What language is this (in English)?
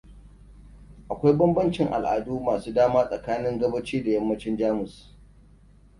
Hausa